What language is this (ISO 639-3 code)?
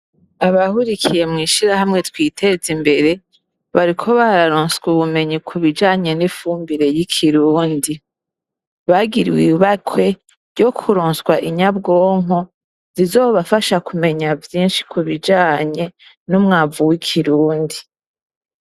run